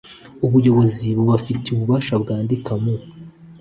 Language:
Kinyarwanda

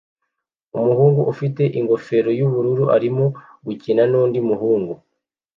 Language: Kinyarwanda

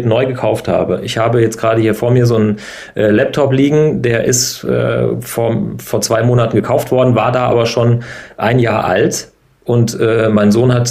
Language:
German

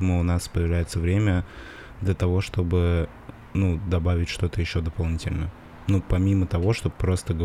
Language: Russian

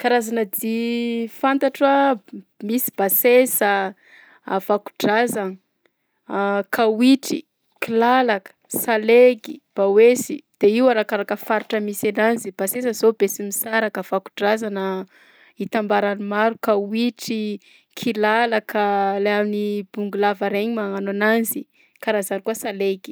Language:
Southern Betsimisaraka Malagasy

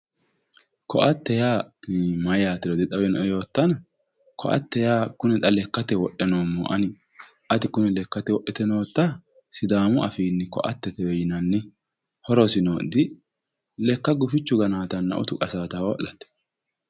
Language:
Sidamo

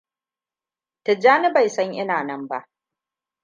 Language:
Hausa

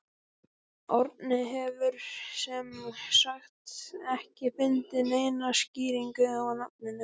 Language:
Icelandic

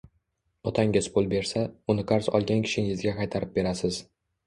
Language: Uzbek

